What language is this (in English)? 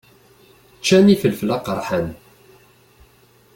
Kabyle